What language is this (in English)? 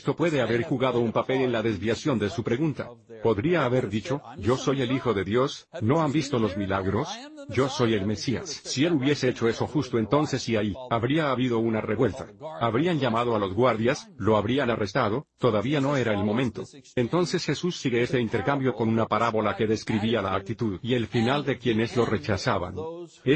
Spanish